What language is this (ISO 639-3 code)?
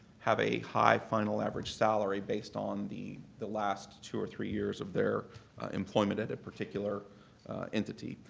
eng